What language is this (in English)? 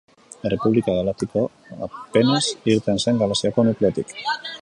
Basque